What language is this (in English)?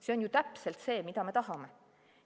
Estonian